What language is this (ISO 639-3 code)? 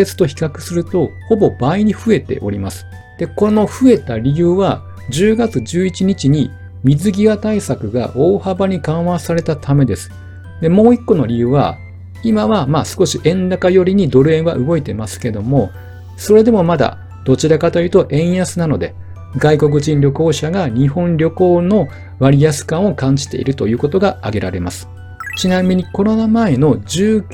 jpn